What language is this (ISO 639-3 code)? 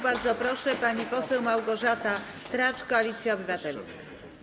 pol